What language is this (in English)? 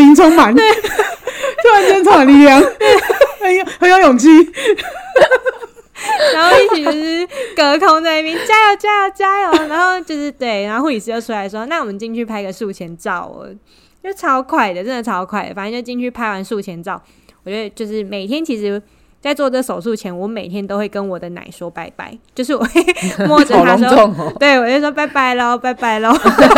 Chinese